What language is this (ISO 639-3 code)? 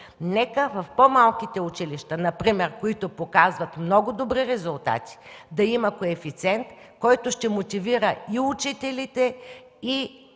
bul